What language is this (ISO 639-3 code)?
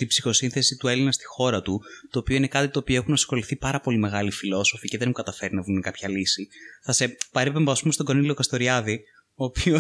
ell